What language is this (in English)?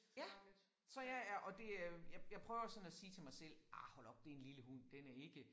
Danish